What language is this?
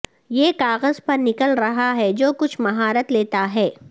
Urdu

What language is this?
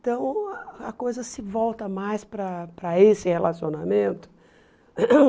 Portuguese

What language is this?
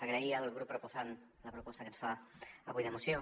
Catalan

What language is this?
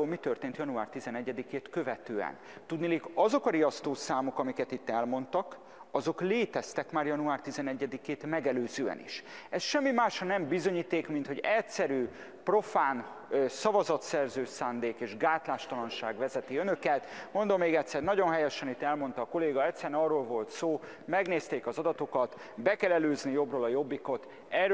Hungarian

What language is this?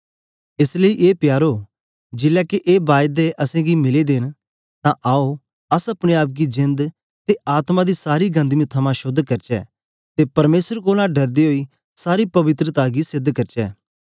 Dogri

